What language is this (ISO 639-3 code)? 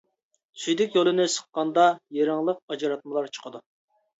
uig